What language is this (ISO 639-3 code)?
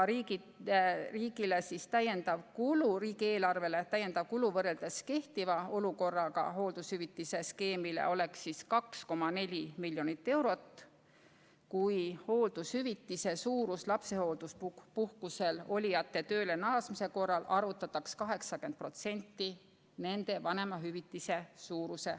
est